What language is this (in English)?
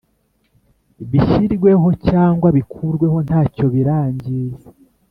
Kinyarwanda